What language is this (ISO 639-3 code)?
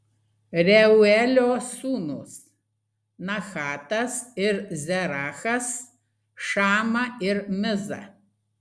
lit